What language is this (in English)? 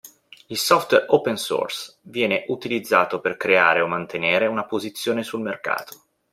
Italian